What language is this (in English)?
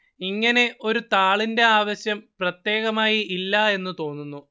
Malayalam